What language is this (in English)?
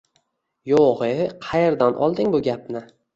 Uzbek